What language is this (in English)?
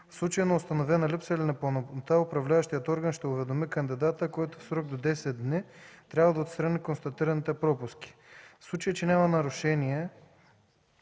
Bulgarian